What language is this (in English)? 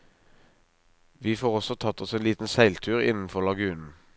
Norwegian